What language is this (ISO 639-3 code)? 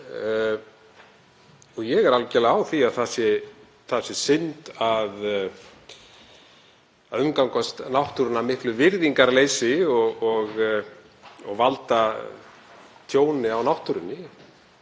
isl